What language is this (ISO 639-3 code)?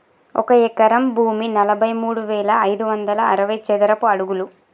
tel